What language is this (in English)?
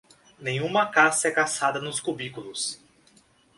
Portuguese